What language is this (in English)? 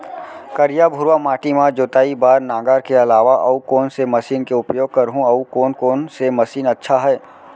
Chhattisgarhi